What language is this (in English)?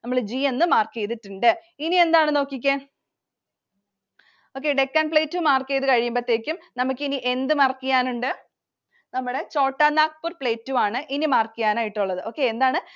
Malayalam